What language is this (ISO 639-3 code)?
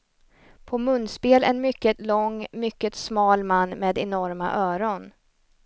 swe